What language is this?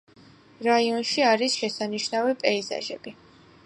Georgian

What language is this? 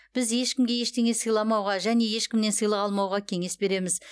Kazakh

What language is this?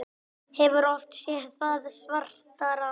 Icelandic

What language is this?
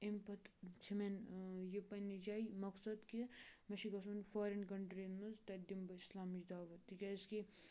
Kashmiri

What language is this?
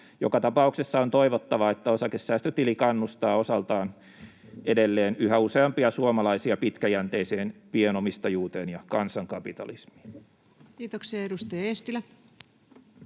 Finnish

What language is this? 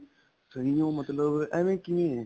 Punjabi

